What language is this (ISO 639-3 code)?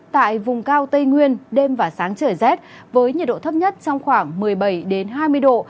vie